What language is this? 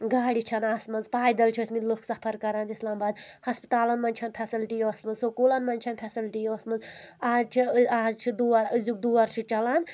Kashmiri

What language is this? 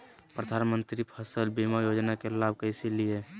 Magahi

